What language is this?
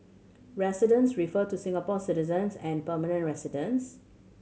English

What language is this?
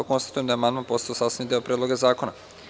Serbian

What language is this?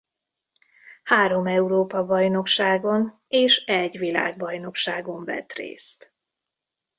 Hungarian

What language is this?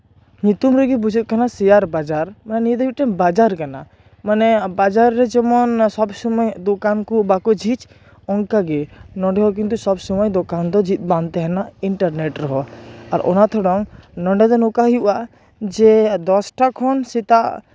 Santali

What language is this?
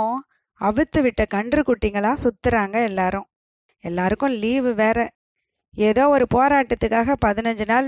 Tamil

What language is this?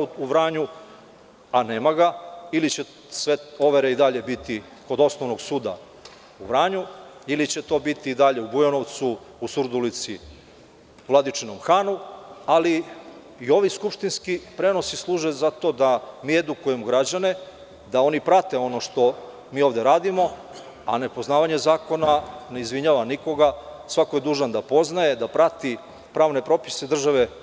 Serbian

